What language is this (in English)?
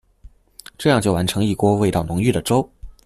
Chinese